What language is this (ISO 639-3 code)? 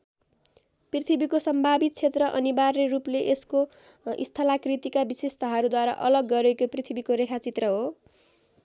nep